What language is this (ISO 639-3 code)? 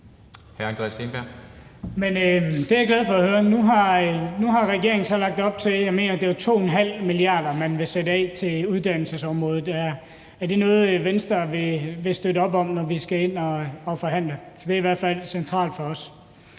dan